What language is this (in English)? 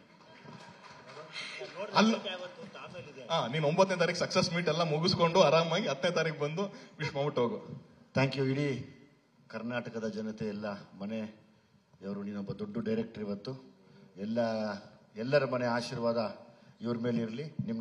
Kannada